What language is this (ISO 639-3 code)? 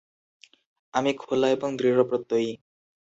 ben